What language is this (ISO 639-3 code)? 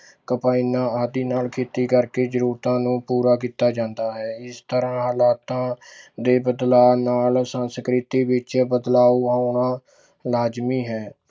pan